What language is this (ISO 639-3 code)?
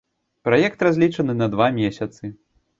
bel